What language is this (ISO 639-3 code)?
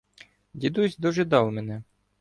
ukr